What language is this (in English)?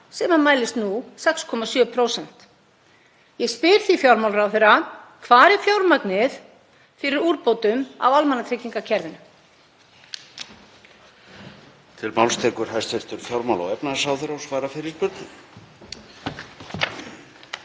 Icelandic